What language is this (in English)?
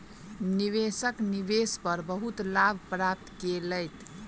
Maithili